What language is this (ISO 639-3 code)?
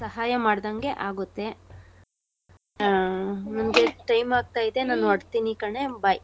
kan